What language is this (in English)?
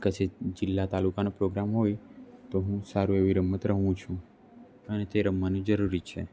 Gujarati